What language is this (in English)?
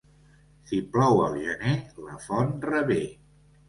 Catalan